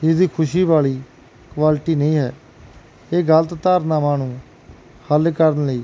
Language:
Punjabi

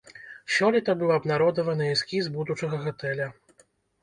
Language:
Belarusian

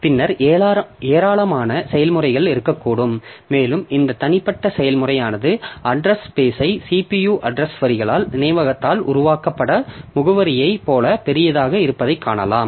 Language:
Tamil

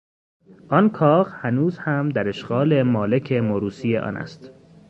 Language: Persian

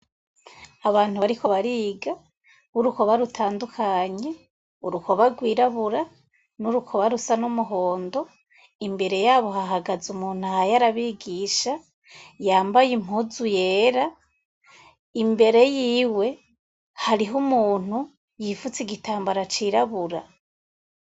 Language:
Rundi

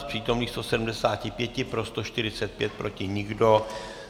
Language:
Czech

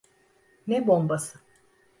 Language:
Turkish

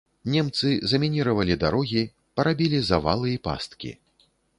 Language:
Belarusian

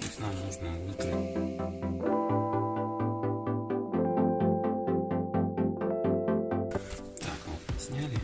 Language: Russian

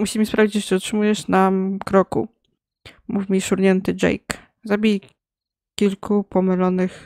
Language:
Polish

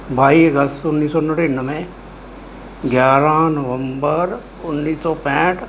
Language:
Punjabi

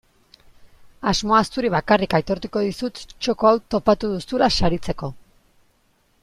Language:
Basque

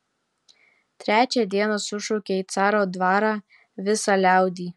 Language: Lithuanian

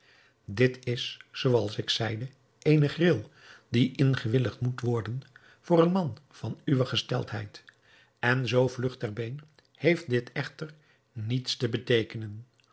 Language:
Dutch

